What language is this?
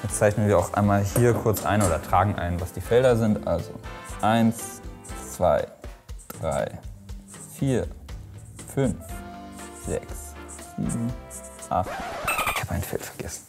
German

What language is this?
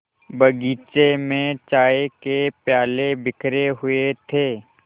Hindi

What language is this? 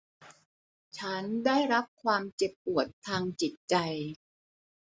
Thai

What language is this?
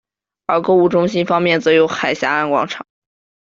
Chinese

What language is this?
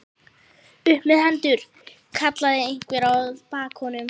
Icelandic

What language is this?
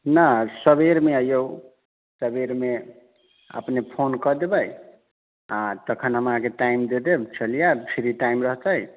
Maithili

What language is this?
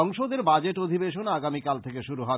Bangla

